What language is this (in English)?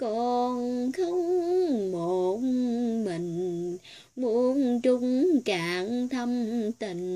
Vietnamese